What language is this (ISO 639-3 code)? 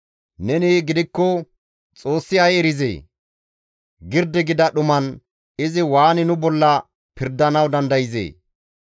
gmv